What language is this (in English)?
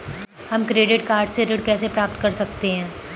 Hindi